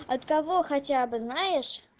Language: Russian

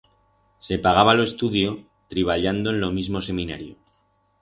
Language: Aragonese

